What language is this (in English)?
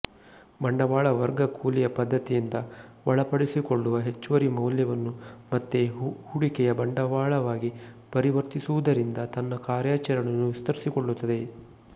Kannada